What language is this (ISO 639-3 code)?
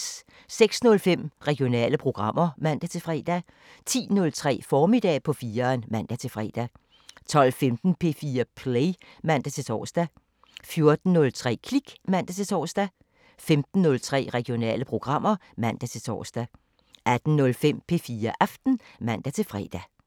dan